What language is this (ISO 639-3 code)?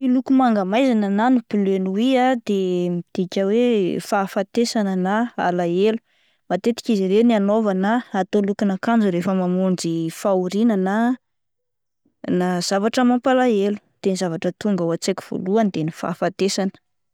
mlg